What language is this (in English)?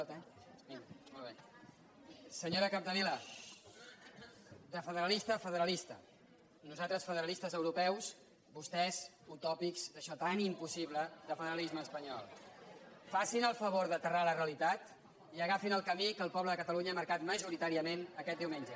Catalan